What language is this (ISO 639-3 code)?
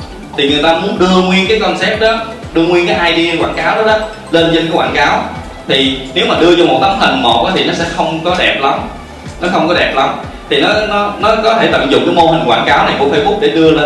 vie